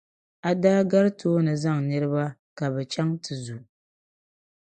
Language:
Dagbani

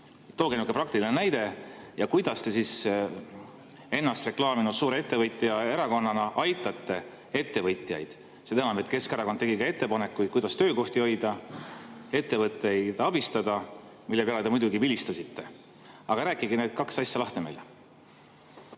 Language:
Estonian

